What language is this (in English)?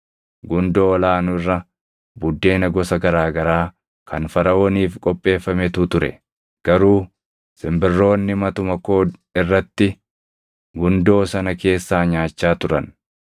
Oromo